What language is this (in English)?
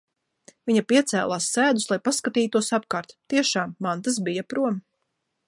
Latvian